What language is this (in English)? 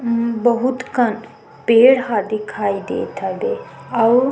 Chhattisgarhi